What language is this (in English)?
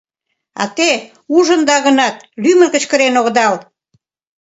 Mari